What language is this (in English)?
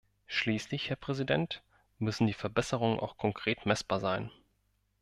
German